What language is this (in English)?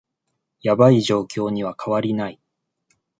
Japanese